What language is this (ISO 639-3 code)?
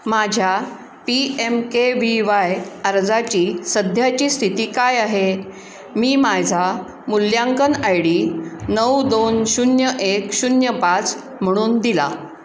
mar